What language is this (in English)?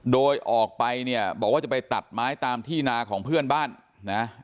Thai